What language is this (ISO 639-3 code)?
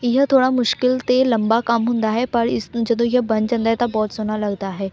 pan